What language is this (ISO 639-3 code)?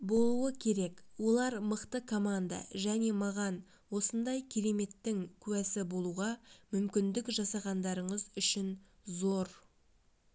kaz